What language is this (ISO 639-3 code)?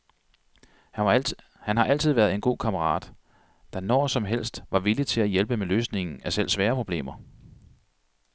dan